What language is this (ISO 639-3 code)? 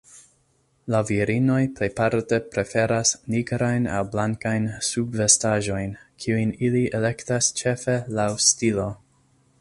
epo